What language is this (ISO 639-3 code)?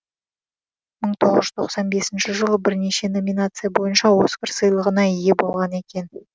kaz